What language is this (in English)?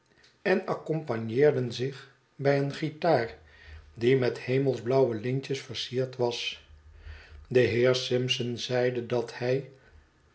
Dutch